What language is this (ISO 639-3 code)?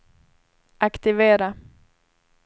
swe